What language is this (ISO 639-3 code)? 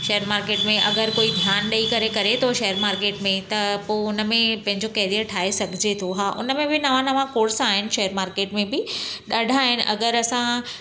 snd